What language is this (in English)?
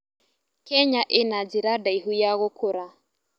Kikuyu